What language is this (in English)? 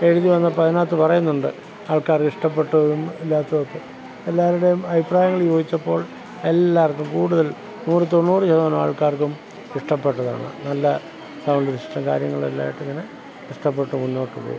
Malayalam